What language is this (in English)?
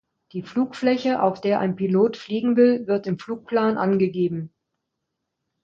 German